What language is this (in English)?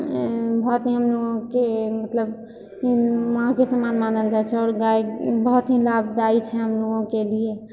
Maithili